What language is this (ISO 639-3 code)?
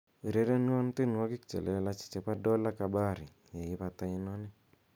kln